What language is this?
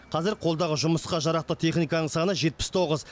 Kazakh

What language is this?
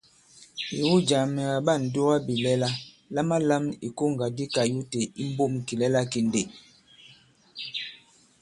Bankon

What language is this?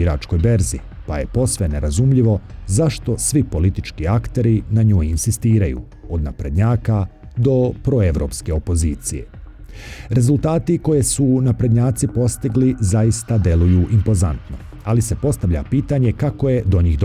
Croatian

